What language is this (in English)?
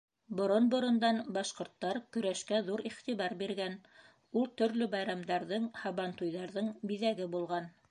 Bashkir